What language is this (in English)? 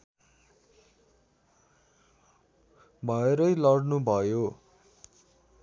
Nepali